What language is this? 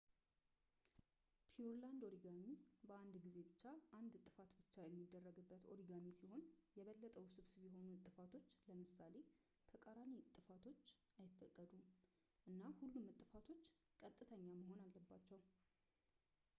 Amharic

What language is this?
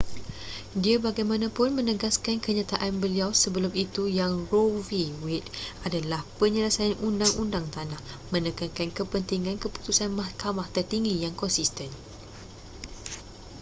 Malay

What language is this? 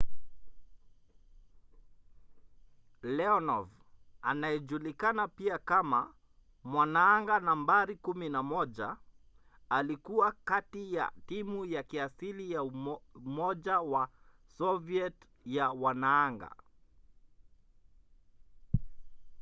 Swahili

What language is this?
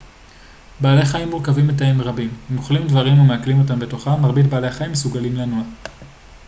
Hebrew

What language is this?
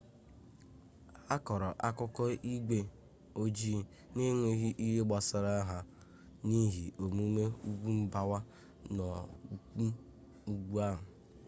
Igbo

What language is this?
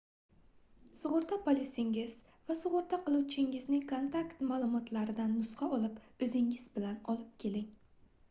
Uzbek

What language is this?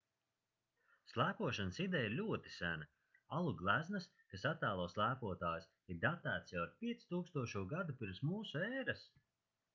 Latvian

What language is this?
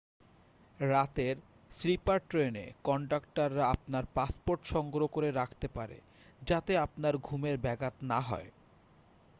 Bangla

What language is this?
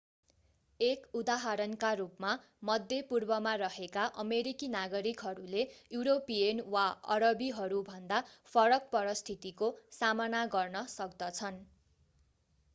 Nepali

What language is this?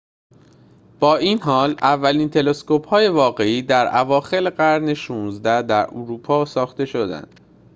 Persian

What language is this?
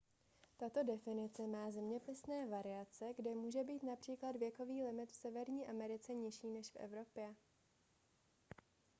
Czech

